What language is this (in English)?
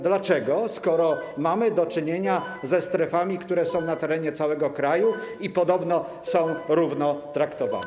Polish